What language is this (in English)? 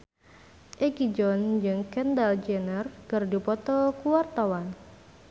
Sundanese